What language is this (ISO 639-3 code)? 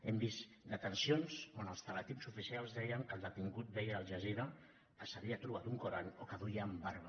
cat